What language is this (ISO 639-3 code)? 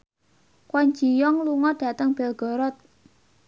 jav